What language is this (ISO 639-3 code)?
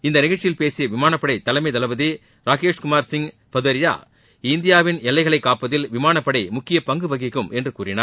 tam